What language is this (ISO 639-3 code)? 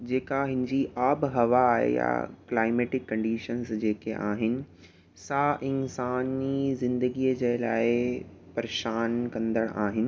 snd